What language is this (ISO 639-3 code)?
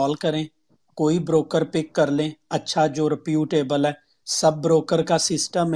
urd